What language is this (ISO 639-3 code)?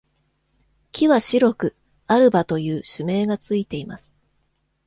jpn